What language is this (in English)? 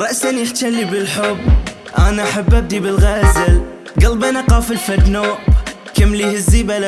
Arabic